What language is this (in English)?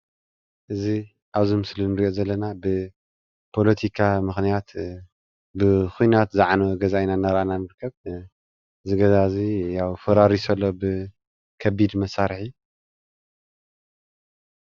Tigrinya